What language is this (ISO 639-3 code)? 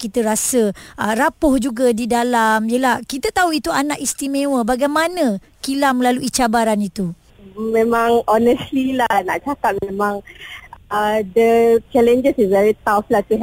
msa